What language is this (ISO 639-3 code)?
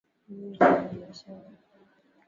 swa